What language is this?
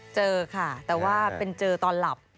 Thai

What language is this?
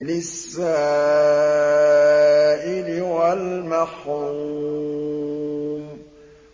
Arabic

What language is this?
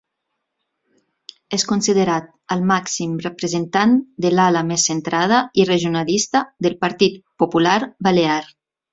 Catalan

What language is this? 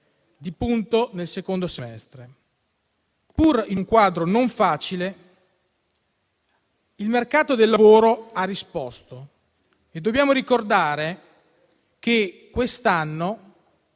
Italian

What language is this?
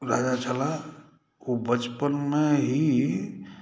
Maithili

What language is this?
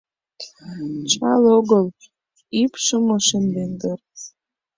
Mari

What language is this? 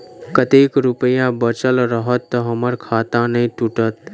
Maithili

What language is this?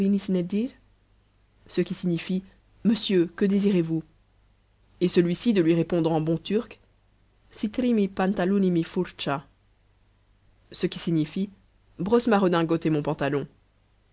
French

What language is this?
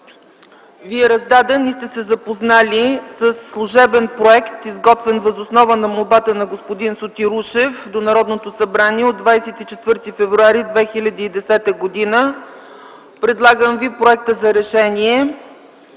Bulgarian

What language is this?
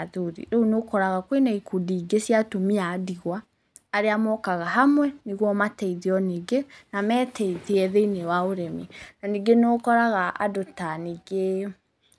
Kikuyu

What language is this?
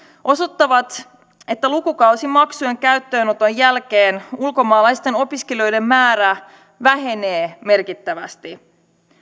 Finnish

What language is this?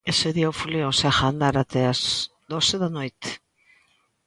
Galician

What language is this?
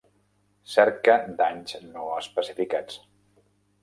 Catalan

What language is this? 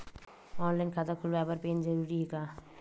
Chhattisgarhi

